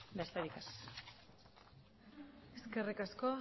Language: Basque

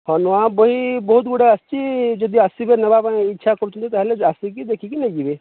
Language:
Odia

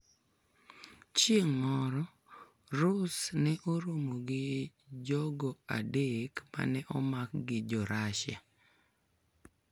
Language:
Luo (Kenya and Tanzania)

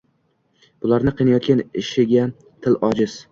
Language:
Uzbek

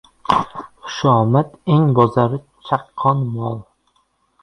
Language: Uzbek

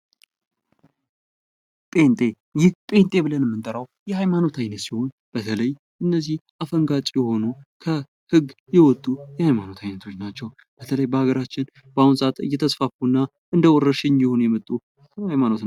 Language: Amharic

